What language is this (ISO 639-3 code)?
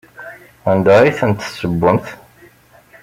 kab